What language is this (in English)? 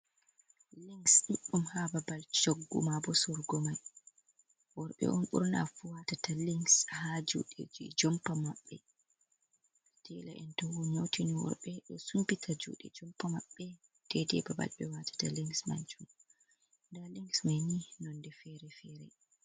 Fula